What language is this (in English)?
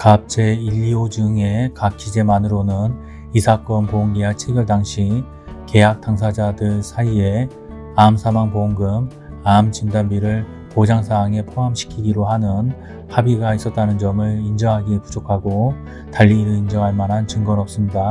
Korean